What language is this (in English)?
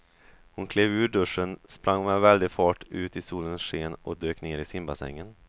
Swedish